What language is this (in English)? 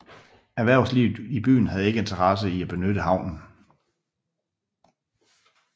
Danish